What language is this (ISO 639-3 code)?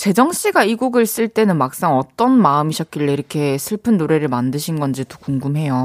kor